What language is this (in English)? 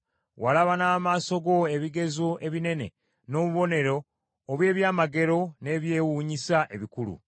Ganda